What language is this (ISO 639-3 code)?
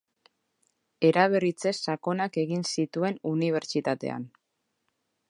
eus